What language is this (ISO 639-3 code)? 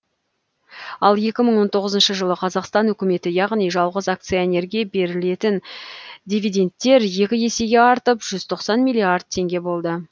kaz